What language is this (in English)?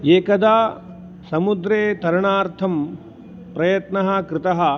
Sanskrit